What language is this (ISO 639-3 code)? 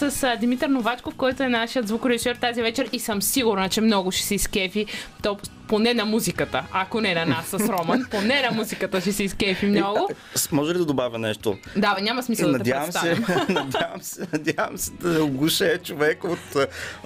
bul